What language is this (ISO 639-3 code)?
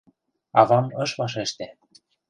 chm